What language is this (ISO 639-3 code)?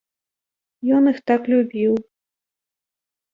bel